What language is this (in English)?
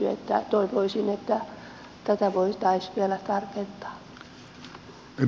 Finnish